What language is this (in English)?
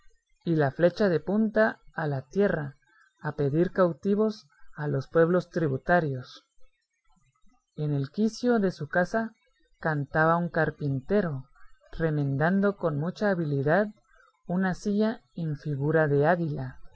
Spanish